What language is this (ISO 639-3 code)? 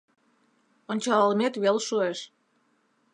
chm